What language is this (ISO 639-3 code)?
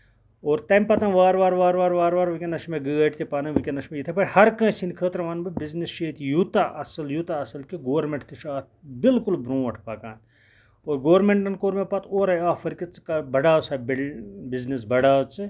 kas